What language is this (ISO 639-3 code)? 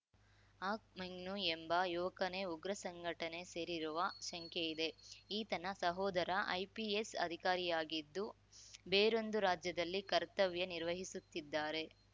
kan